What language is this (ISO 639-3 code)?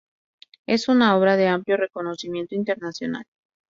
spa